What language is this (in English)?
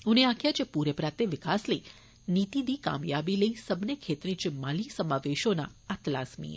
Dogri